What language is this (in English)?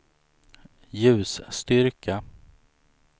Swedish